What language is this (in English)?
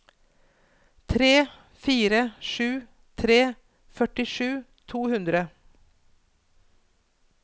Norwegian